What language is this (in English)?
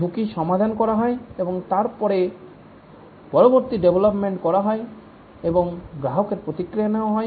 Bangla